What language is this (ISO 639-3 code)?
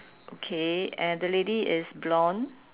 eng